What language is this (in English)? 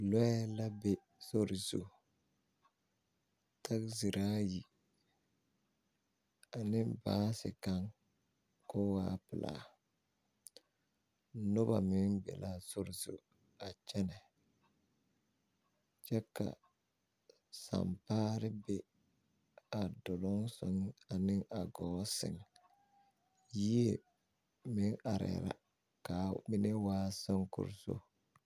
Southern Dagaare